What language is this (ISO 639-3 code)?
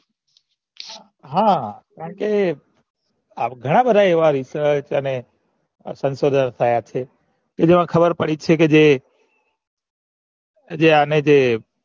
guj